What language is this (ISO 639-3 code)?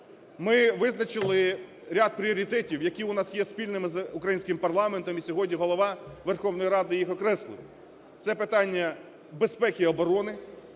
ukr